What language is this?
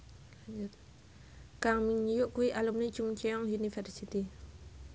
Javanese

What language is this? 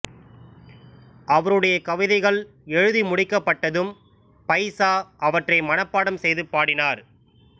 Tamil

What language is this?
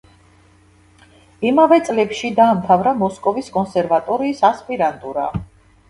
Georgian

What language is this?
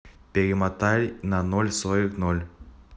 Russian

